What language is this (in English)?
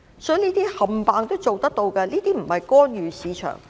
Cantonese